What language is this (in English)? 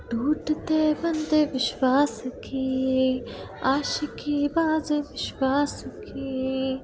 Marathi